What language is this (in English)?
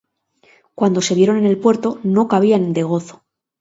Spanish